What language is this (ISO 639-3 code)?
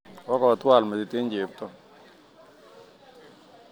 kln